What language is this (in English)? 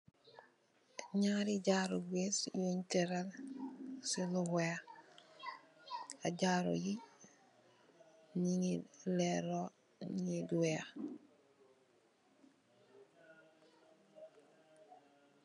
Wolof